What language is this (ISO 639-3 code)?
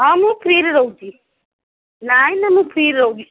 ori